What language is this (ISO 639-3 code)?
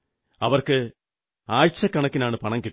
mal